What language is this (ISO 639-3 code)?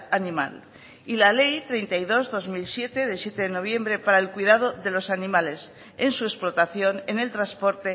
spa